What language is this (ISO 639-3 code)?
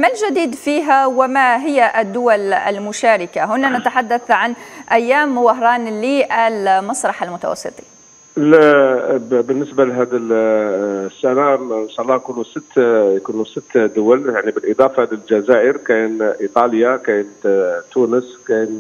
ara